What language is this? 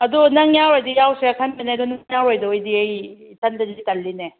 Manipuri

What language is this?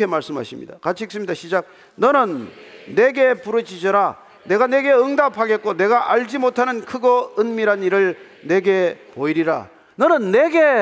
Korean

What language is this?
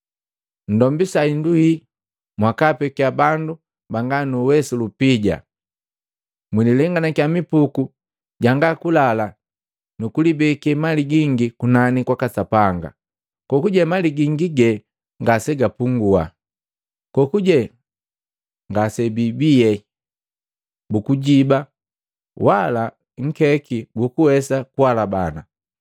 Matengo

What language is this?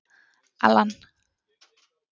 Icelandic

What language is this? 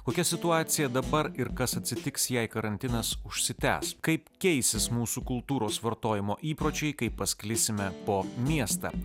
Lithuanian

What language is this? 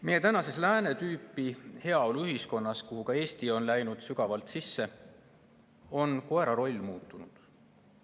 Estonian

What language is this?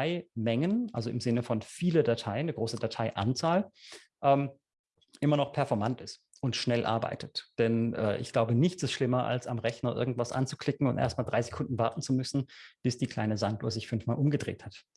German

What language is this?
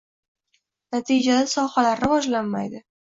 Uzbek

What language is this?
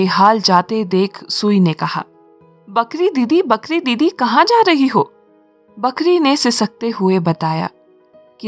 Hindi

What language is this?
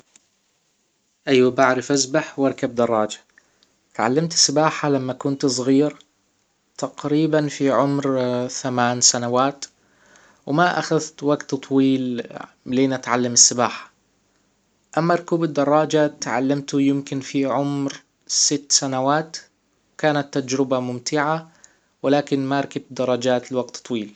Hijazi Arabic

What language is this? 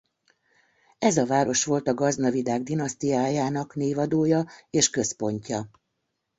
Hungarian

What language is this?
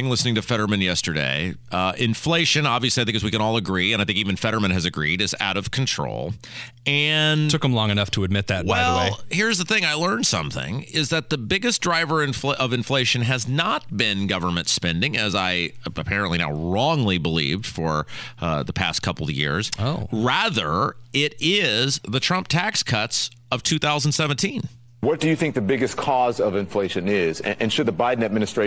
English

